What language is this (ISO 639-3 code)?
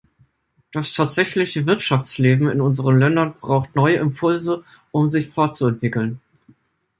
deu